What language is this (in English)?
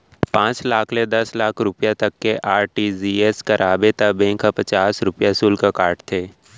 Chhattisgarhi